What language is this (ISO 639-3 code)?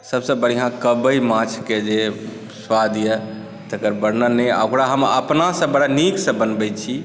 mai